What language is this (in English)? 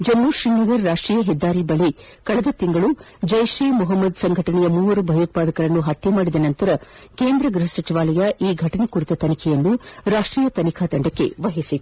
Kannada